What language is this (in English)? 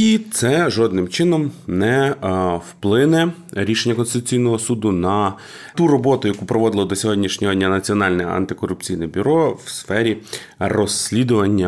Ukrainian